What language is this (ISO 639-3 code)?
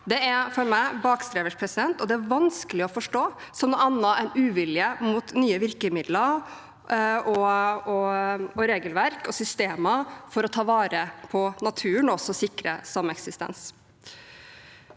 nor